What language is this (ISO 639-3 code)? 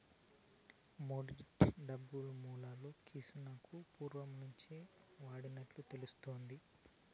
tel